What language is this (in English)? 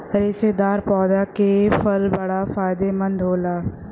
Bhojpuri